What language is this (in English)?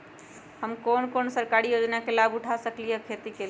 Magahi